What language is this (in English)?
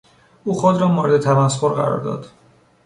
Persian